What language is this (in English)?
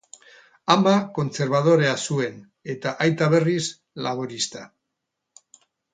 Basque